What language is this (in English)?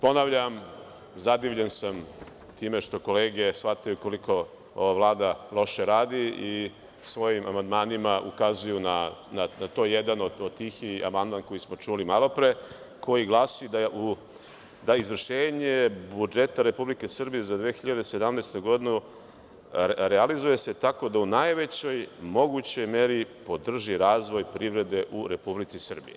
Serbian